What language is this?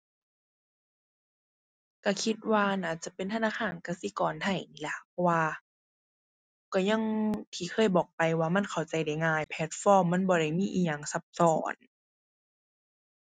Thai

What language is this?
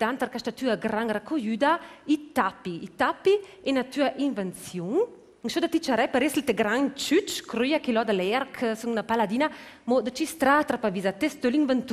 Dutch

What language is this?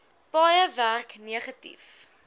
Afrikaans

